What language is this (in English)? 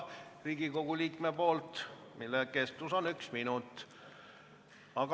Estonian